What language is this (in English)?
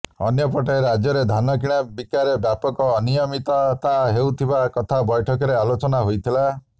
Odia